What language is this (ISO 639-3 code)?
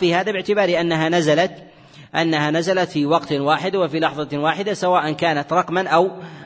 ara